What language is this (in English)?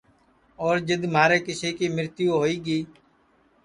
Sansi